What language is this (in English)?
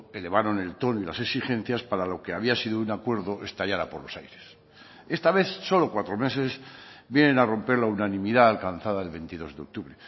Spanish